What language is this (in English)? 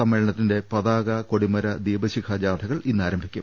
Malayalam